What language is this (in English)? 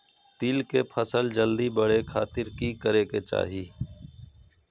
Magahi